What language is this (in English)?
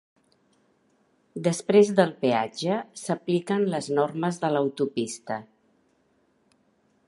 Catalan